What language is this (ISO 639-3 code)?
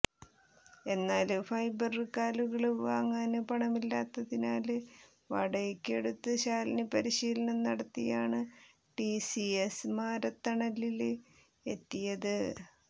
mal